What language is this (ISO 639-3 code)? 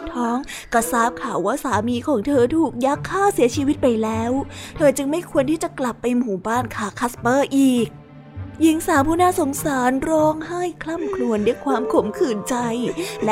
tha